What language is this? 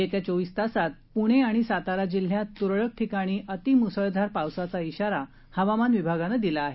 Marathi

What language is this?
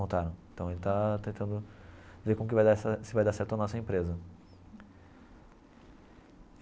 Portuguese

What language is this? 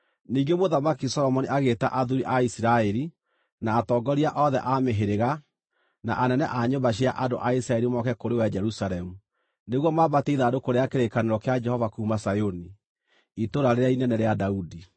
Kikuyu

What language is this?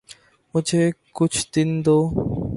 Urdu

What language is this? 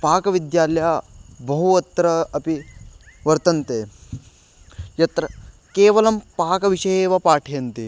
Sanskrit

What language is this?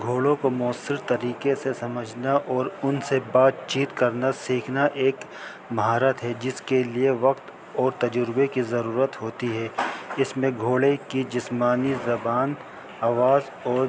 Urdu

